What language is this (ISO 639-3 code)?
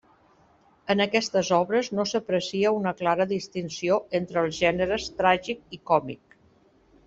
cat